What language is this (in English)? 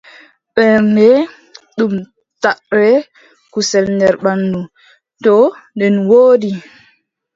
Adamawa Fulfulde